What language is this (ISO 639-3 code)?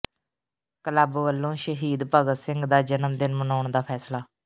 pan